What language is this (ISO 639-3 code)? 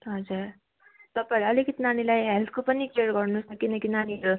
nep